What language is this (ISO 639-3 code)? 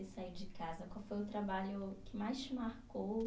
por